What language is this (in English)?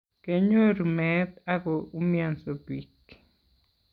Kalenjin